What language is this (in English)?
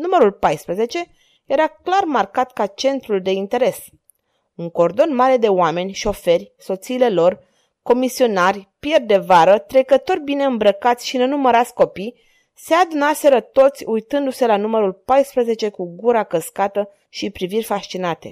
Romanian